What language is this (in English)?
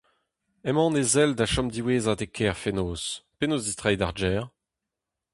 Breton